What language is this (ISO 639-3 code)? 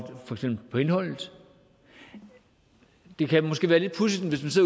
dan